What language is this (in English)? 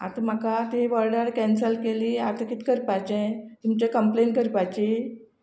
Konkani